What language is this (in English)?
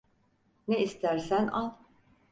Turkish